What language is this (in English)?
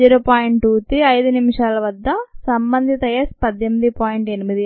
Telugu